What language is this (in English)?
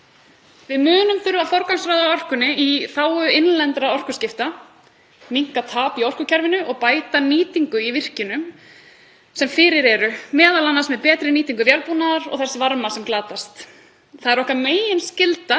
Icelandic